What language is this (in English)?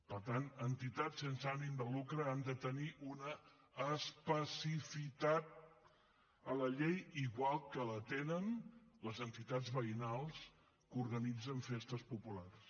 Catalan